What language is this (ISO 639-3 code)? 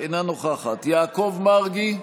heb